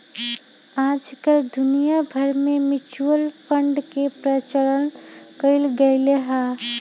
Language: Magahi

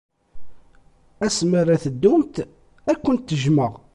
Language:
Kabyle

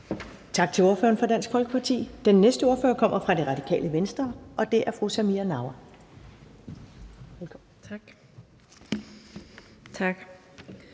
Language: Danish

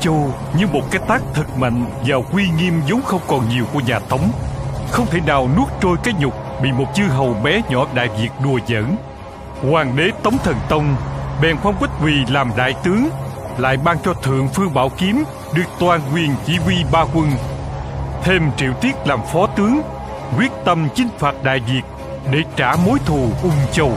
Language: Vietnamese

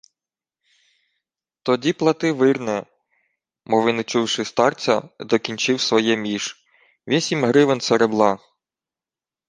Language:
Ukrainian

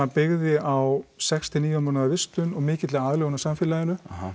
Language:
Icelandic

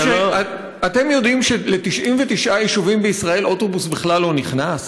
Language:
Hebrew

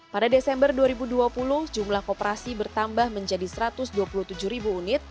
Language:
Indonesian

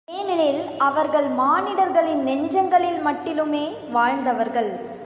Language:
Tamil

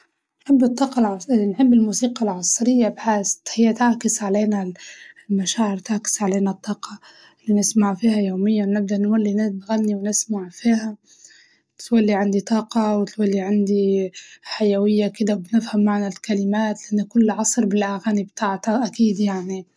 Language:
Libyan Arabic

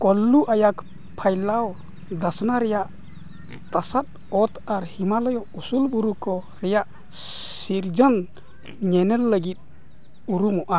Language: Santali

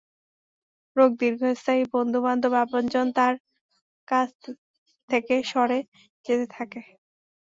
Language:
Bangla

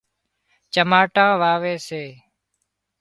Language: Wadiyara Koli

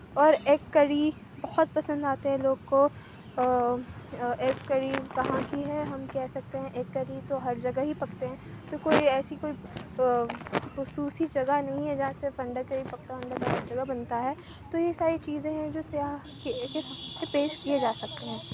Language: Urdu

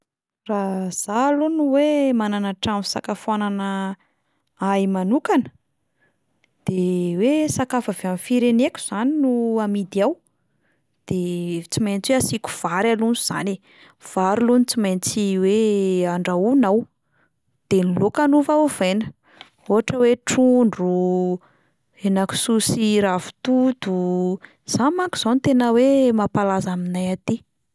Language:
Malagasy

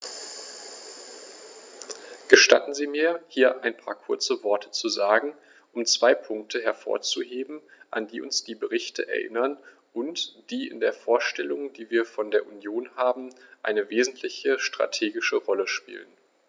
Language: German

